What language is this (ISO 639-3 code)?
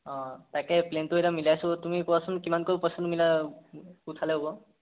asm